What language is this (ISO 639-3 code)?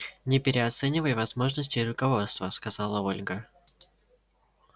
rus